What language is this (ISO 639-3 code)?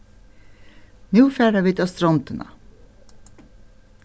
fao